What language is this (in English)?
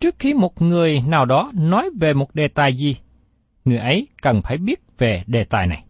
Vietnamese